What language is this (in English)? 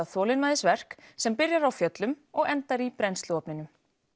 Icelandic